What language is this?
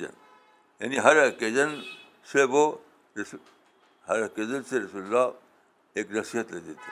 Urdu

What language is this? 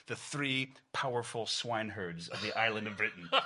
Welsh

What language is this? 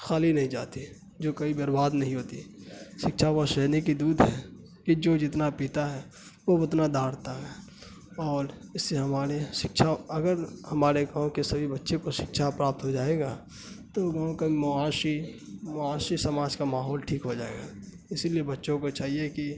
Urdu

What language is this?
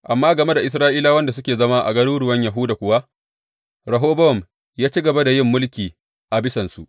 Hausa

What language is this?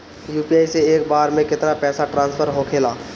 Bhojpuri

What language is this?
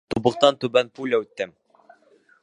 Bashkir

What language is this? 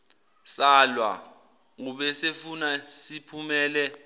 Zulu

